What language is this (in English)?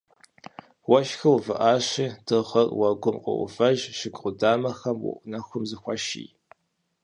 Kabardian